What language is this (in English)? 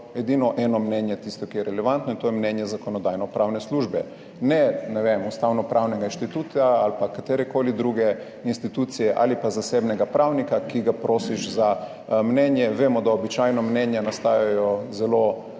Slovenian